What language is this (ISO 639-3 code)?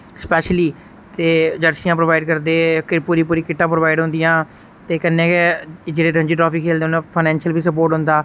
doi